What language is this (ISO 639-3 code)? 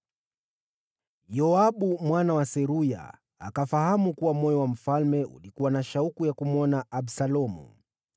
swa